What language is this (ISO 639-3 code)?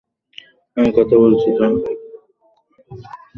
ben